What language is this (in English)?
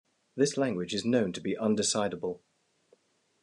English